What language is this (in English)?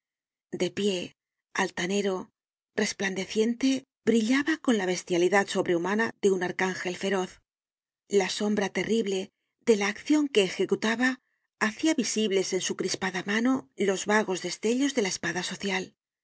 Spanish